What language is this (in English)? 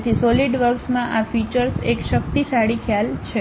Gujarati